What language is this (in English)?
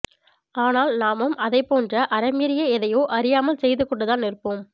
Tamil